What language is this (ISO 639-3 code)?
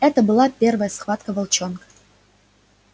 rus